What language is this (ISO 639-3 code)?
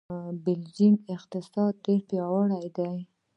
pus